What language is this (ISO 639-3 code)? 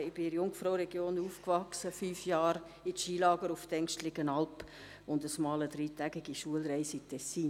gsw